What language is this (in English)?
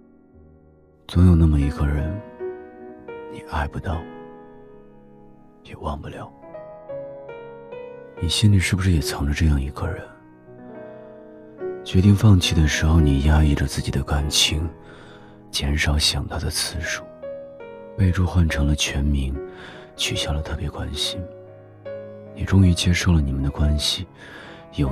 Chinese